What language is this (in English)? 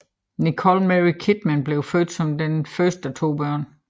Danish